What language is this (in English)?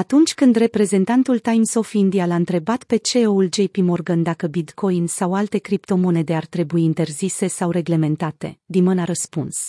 Romanian